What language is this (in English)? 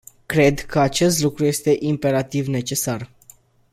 Romanian